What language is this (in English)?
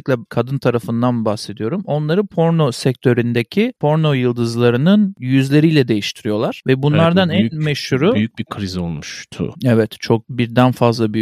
Turkish